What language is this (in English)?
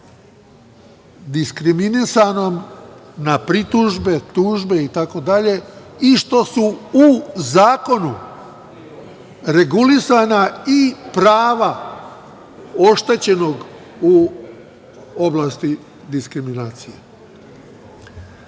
Serbian